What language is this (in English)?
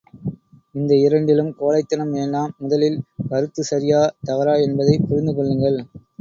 Tamil